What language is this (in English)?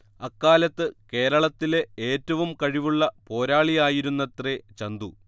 Malayalam